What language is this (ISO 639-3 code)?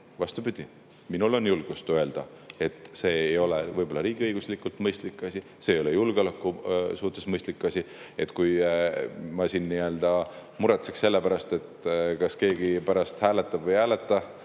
est